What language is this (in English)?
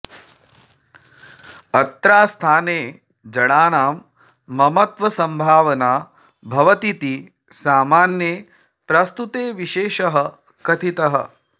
Sanskrit